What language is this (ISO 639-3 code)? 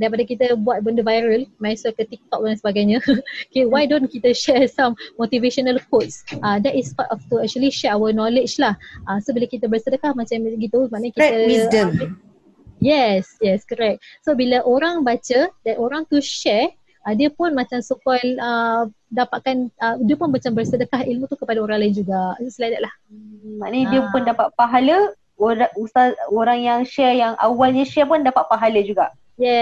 msa